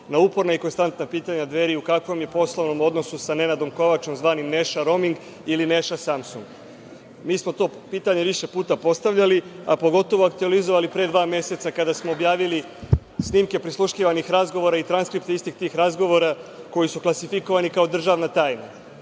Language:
Serbian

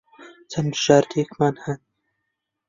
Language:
Central Kurdish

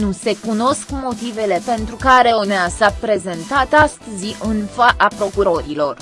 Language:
Romanian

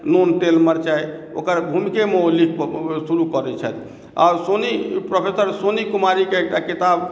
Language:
Maithili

